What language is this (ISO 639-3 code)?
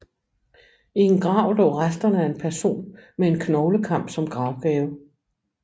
dan